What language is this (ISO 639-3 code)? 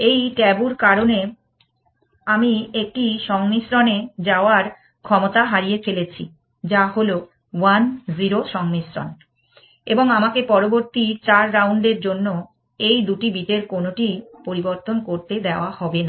ben